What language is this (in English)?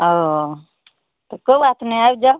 Maithili